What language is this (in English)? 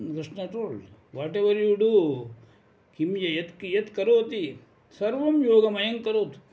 Sanskrit